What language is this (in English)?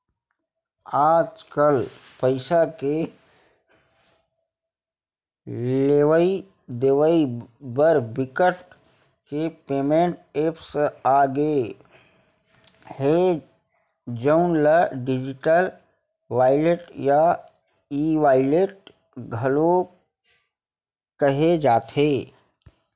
Chhattisgarhi